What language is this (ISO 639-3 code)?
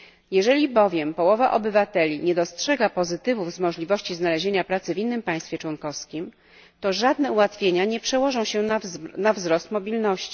pol